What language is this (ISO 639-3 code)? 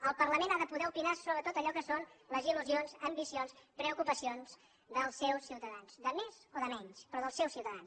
cat